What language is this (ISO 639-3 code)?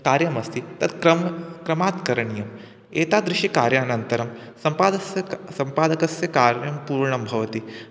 san